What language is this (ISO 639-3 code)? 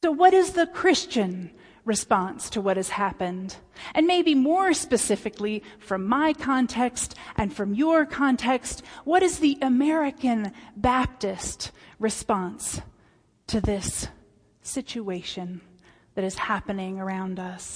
eng